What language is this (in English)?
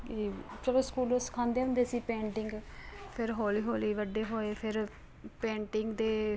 Punjabi